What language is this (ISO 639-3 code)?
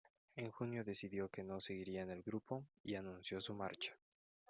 spa